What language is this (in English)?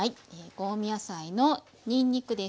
Japanese